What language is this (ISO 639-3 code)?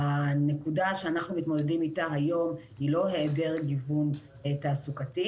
heb